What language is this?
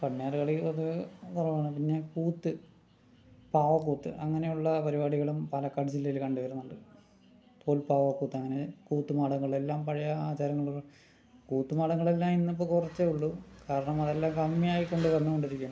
Malayalam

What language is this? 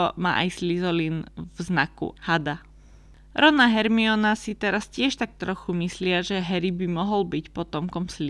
Slovak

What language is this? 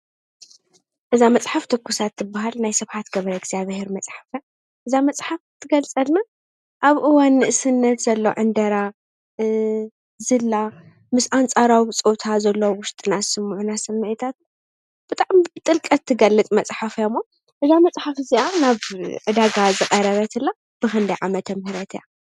Tigrinya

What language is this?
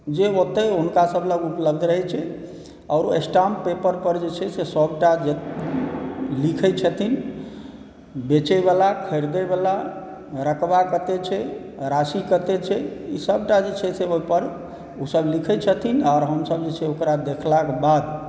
Maithili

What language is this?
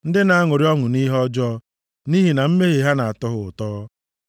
Igbo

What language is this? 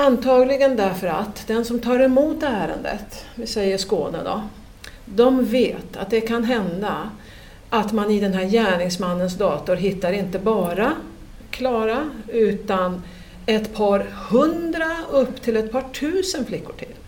Swedish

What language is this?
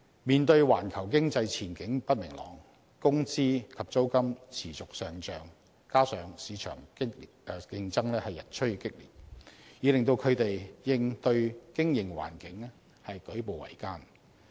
Cantonese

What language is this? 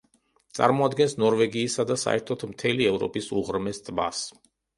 Georgian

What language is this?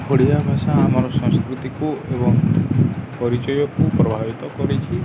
Odia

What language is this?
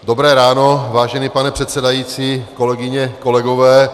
Czech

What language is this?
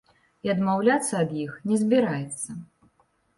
Belarusian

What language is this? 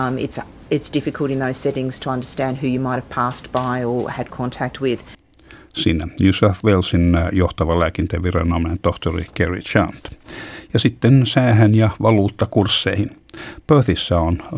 Finnish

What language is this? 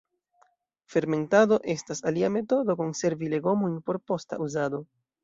Esperanto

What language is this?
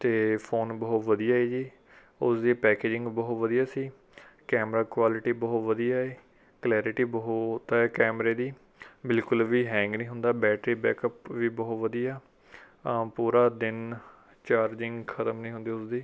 Punjabi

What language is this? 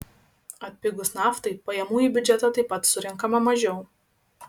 Lithuanian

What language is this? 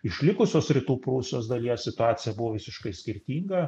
Lithuanian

